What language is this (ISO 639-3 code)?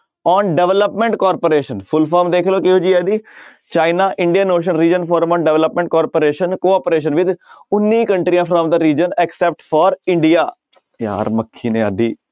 pan